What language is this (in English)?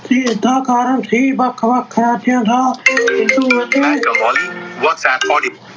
Punjabi